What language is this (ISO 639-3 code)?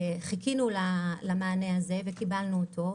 heb